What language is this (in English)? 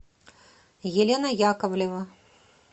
Russian